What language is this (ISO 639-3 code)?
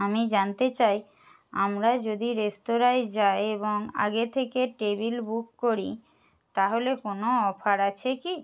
ben